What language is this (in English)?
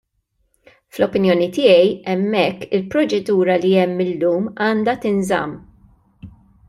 Maltese